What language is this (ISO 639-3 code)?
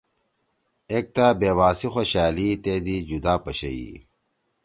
trw